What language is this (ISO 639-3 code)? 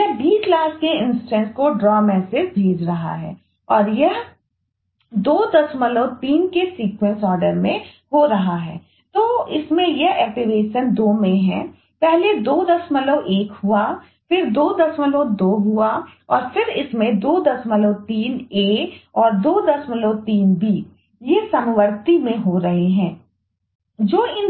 hin